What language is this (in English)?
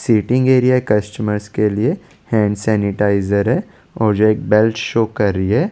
Hindi